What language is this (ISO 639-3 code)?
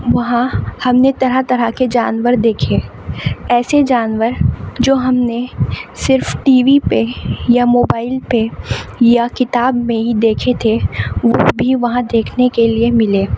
urd